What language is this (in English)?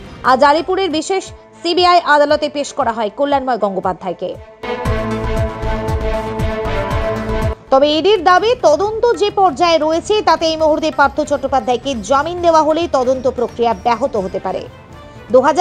Hindi